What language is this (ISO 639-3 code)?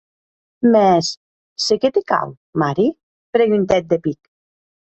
oci